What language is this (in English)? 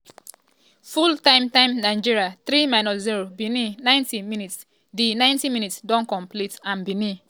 Nigerian Pidgin